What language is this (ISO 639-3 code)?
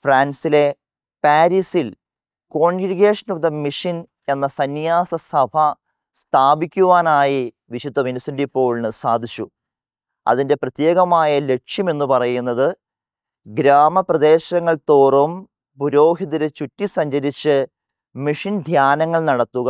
mal